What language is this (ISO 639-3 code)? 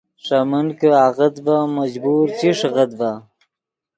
ydg